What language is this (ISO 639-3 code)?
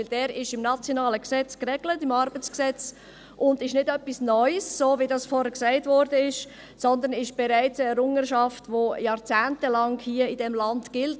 gsw